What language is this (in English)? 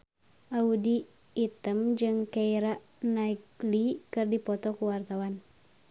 Sundanese